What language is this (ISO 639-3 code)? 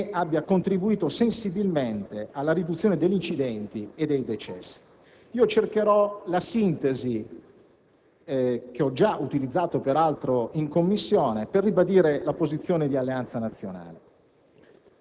ita